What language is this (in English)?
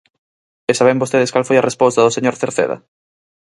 Galician